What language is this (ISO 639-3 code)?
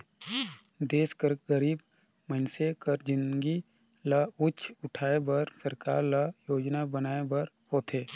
hne